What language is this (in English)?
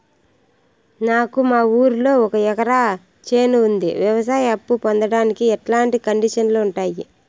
Telugu